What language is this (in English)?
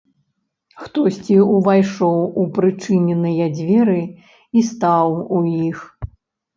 Belarusian